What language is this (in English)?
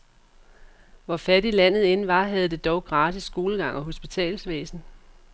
Danish